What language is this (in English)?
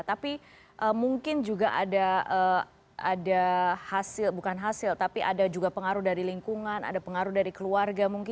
Indonesian